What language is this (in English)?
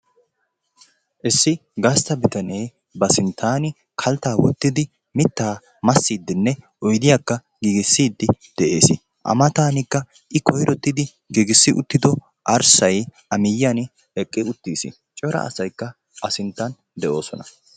Wolaytta